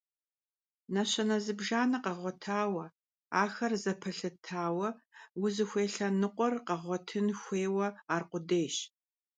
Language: Kabardian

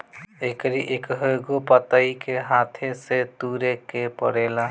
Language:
Bhojpuri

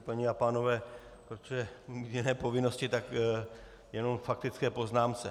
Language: Czech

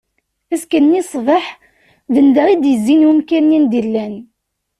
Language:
Kabyle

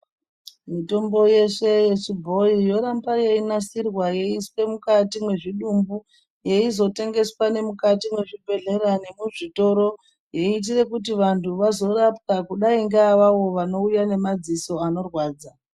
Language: Ndau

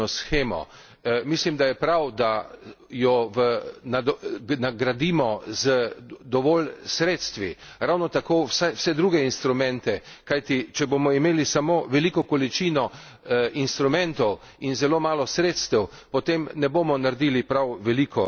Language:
Slovenian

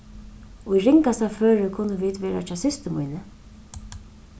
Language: Faroese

